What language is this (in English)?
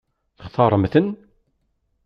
Kabyle